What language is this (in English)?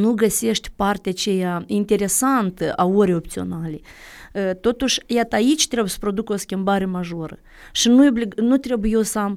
Romanian